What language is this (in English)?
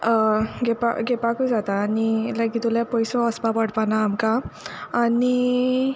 Konkani